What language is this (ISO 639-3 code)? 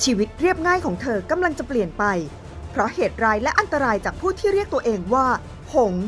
tha